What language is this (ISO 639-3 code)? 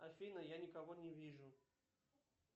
rus